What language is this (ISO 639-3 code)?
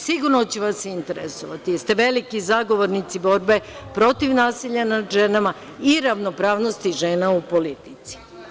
srp